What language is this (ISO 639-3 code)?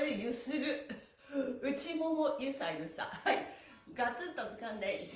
jpn